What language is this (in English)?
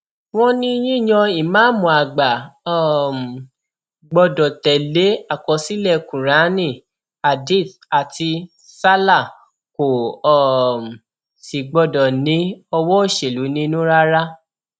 Yoruba